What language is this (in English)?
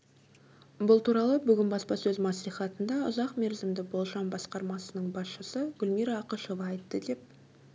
Kazakh